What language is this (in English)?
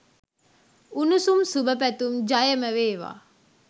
Sinhala